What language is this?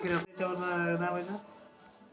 Marathi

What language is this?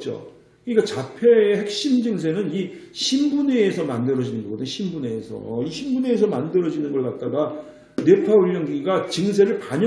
Korean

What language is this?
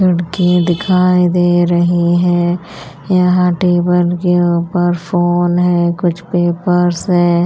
Hindi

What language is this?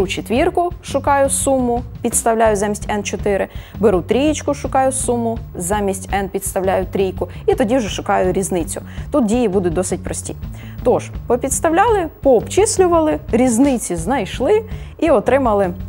Ukrainian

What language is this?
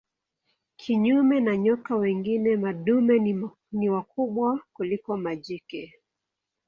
Swahili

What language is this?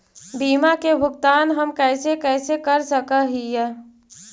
Magahi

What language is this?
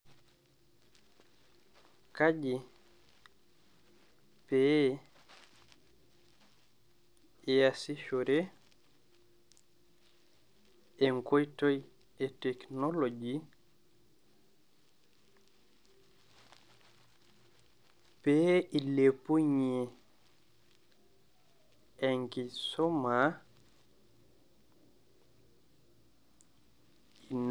Masai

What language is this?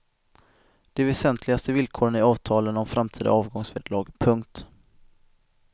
Swedish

